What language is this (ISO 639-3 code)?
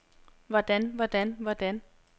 dan